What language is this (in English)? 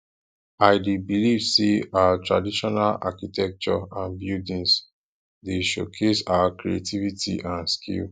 Nigerian Pidgin